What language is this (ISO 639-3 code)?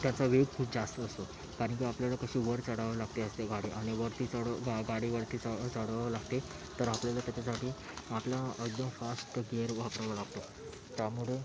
mar